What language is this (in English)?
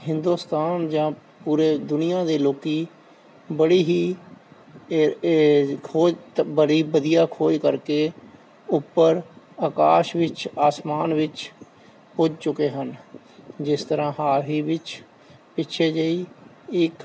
Punjabi